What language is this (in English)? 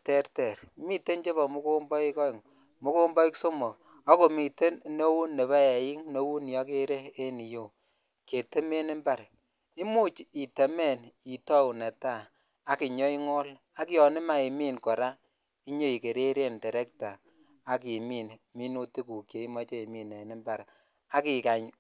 Kalenjin